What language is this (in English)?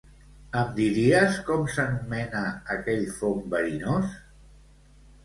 Catalan